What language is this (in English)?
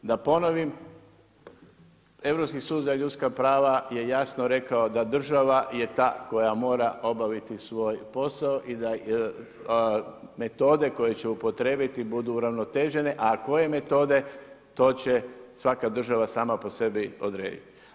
Croatian